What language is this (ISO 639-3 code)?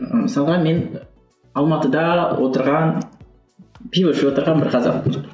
kaz